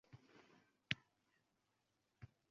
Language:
Uzbek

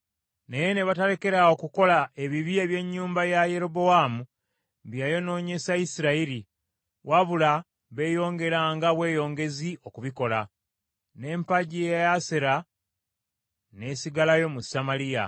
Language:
Ganda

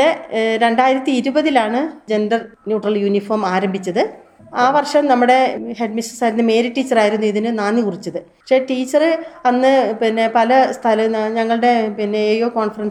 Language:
Malayalam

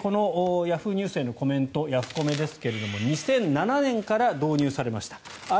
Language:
Japanese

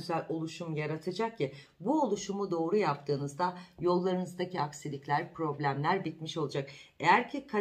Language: Turkish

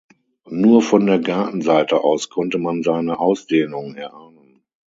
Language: German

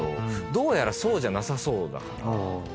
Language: Japanese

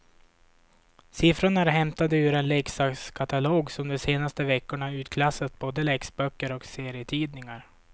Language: Swedish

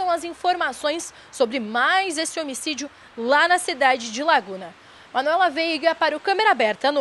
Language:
Portuguese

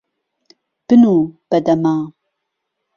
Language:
Central Kurdish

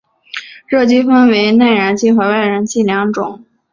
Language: Chinese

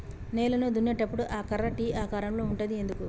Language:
Telugu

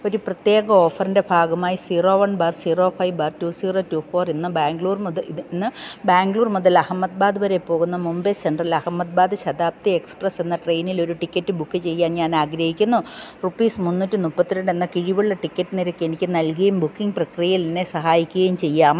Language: Malayalam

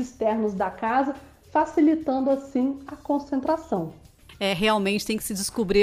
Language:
Portuguese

